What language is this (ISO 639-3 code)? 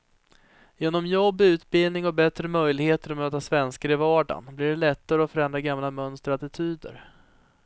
swe